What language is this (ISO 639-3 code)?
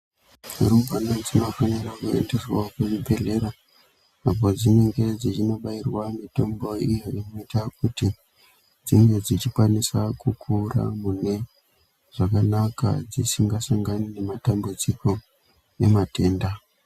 ndc